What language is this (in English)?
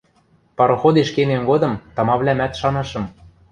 Western Mari